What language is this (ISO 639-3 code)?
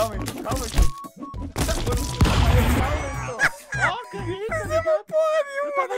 por